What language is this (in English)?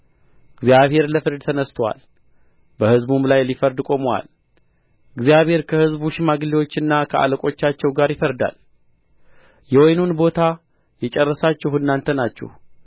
Amharic